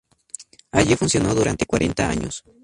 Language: Spanish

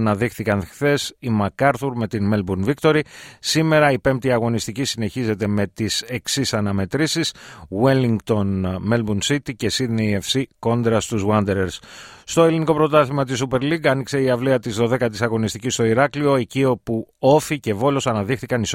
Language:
Greek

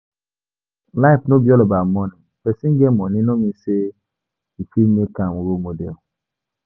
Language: Nigerian Pidgin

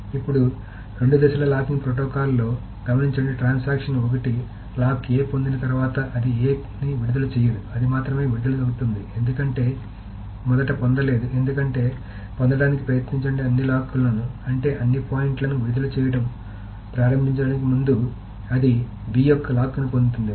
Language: Telugu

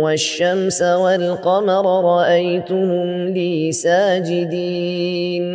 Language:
Arabic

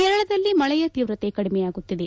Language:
Kannada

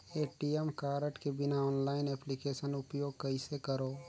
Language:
Chhattisgarhi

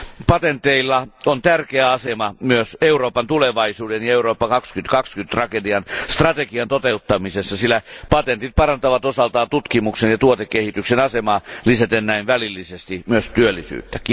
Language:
Finnish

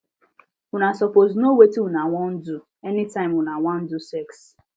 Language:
Nigerian Pidgin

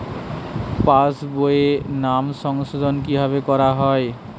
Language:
Bangla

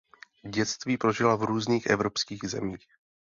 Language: Czech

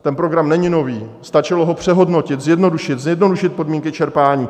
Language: Czech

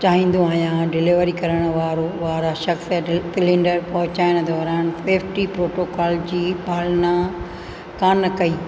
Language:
Sindhi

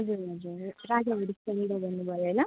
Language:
Nepali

